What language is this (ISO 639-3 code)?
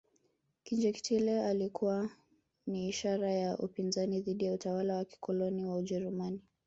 swa